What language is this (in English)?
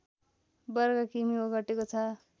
Nepali